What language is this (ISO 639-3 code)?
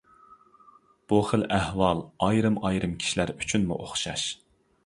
uig